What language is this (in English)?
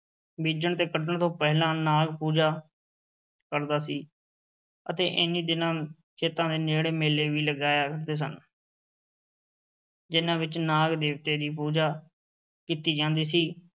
Punjabi